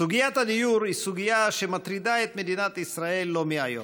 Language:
Hebrew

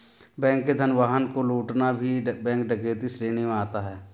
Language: Hindi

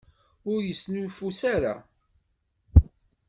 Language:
Kabyle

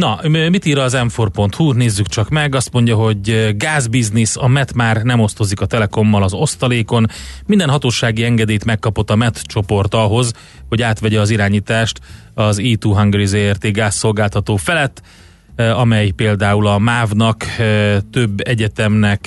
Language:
Hungarian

